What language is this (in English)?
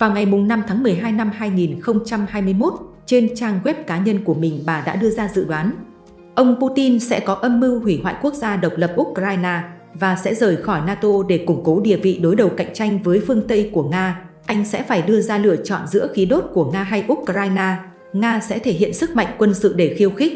Vietnamese